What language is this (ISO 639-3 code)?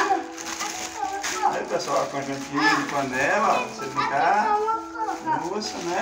por